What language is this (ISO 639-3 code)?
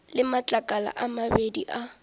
nso